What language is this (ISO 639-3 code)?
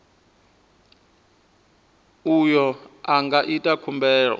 ven